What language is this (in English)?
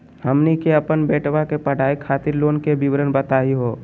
Magahi